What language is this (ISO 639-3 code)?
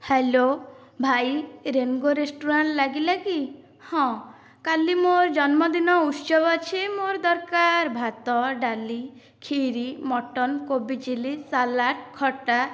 ori